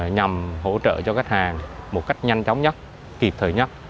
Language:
Vietnamese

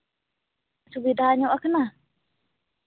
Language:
Santali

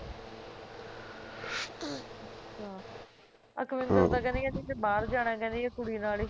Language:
Punjabi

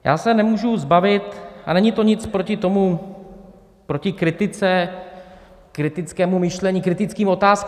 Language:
Czech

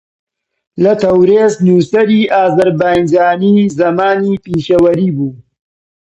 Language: Central Kurdish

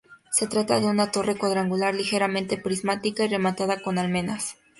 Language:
Spanish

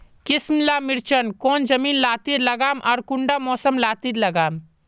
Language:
Magahi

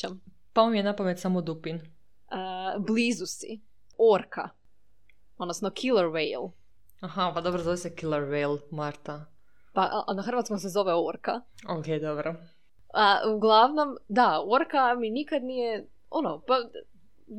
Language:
Croatian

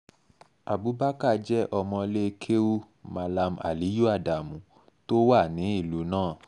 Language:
Yoruba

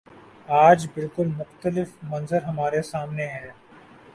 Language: Urdu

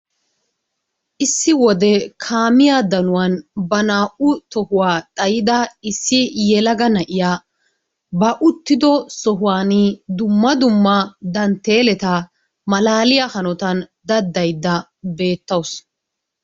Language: Wolaytta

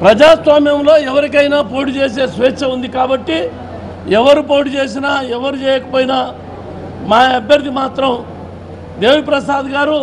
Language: Russian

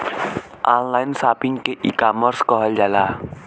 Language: Bhojpuri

